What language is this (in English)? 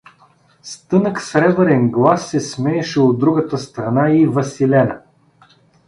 Bulgarian